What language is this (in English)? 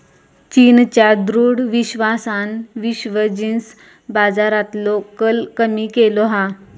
Marathi